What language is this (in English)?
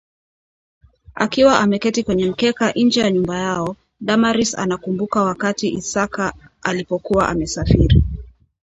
Swahili